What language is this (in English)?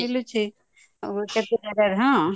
Odia